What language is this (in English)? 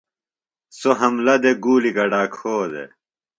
Phalura